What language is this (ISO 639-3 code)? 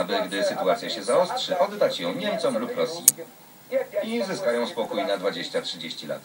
pol